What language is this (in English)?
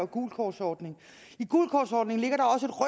Danish